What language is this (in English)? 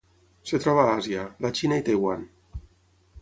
Catalan